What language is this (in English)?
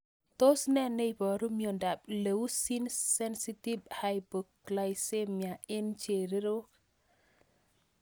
Kalenjin